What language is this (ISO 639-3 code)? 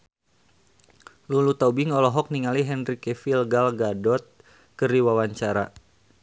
sun